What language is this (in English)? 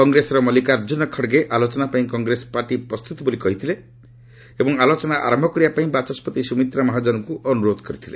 Odia